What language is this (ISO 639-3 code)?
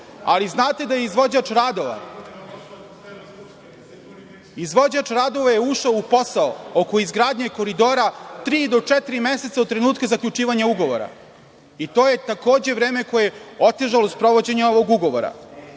srp